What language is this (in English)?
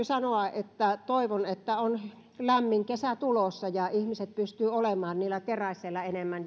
Finnish